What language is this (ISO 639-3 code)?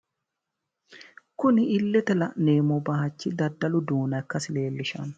sid